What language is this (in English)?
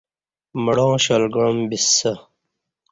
Kati